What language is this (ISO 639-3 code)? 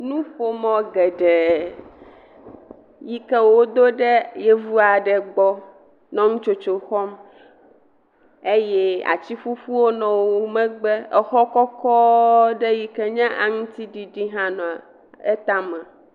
ewe